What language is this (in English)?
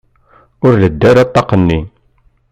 Kabyle